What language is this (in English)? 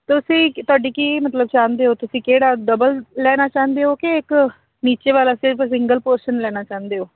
Punjabi